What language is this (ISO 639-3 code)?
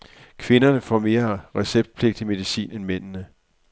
dan